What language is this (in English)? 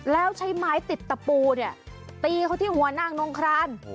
Thai